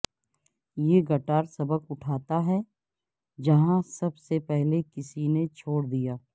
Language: Urdu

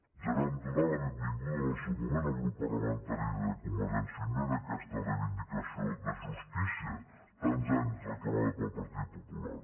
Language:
Catalan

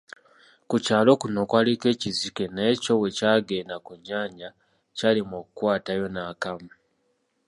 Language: Ganda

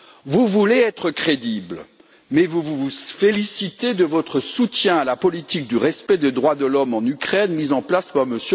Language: French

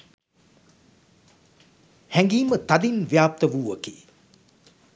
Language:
Sinhala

